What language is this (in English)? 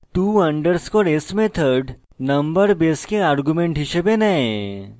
Bangla